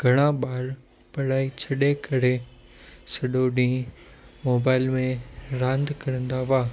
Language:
Sindhi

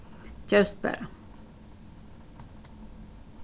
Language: Faroese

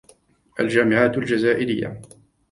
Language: Arabic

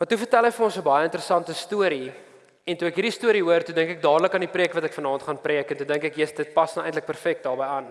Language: Dutch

